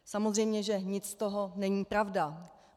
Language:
Czech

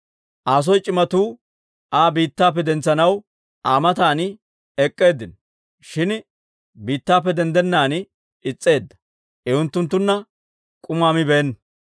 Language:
Dawro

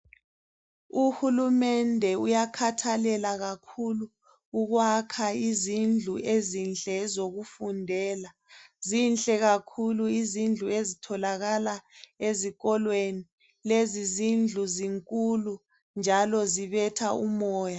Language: North Ndebele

